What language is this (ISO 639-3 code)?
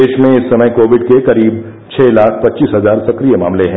hin